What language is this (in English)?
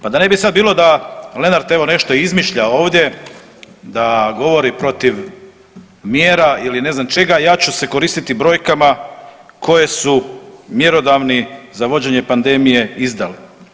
Croatian